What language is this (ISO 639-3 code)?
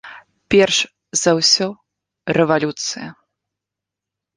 bel